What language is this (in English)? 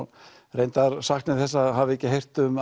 Icelandic